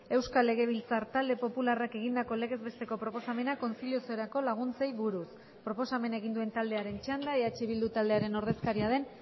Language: Basque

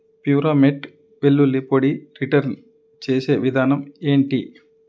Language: Telugu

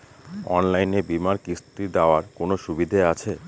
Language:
Bangla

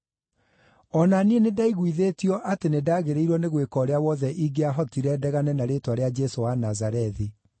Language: Kikuyu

